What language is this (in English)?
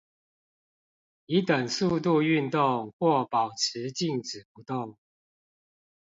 Chinese